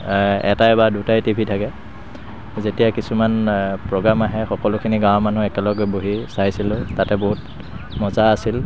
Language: Assamese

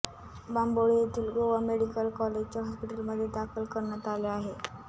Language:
Marathi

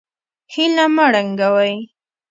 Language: Pashto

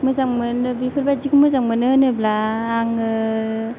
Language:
Bodo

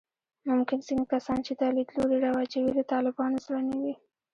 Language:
Pashto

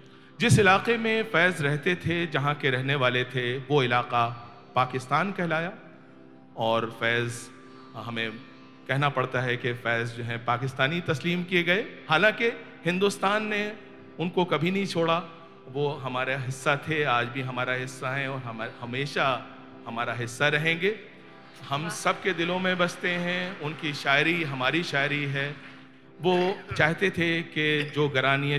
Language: Hindi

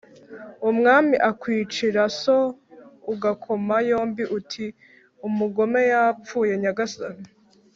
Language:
Kinyarwanda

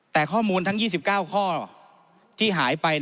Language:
Thai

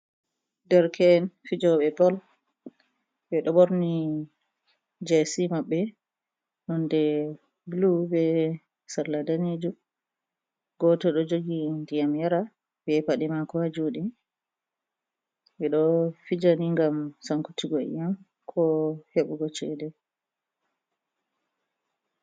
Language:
Fula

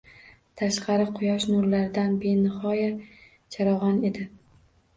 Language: Uzbek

